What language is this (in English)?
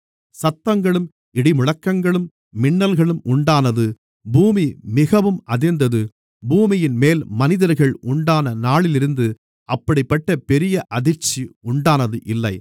Tamil